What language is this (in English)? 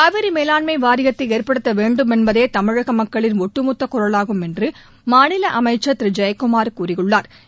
Tamil